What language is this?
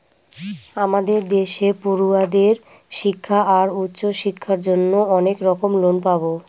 Bangla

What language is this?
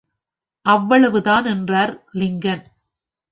Tamil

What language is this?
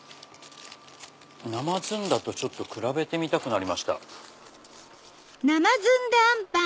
Japanese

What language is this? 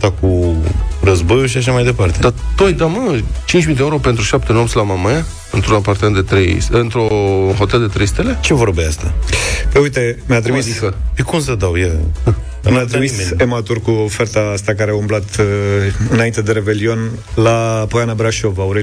Romanian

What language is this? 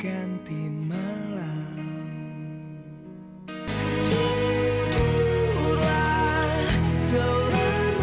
Indonesian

